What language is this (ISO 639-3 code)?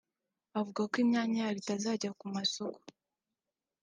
kin